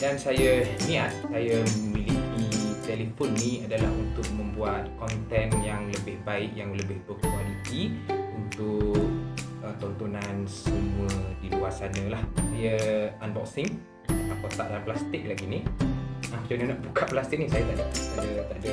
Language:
Malay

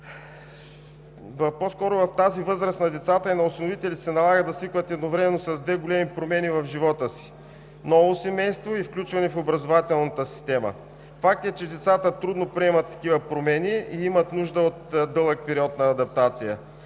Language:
Bulgarian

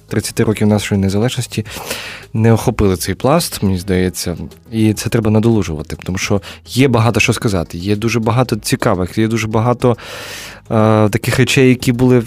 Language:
Ukrainian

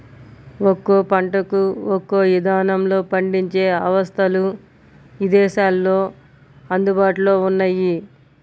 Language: Telugu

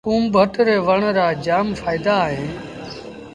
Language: Sindhi Bhil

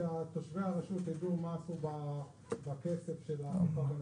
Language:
Hebrew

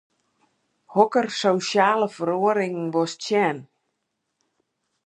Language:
Western Frisian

